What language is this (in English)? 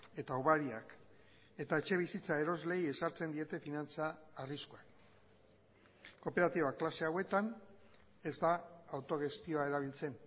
Basque